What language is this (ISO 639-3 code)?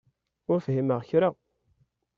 kab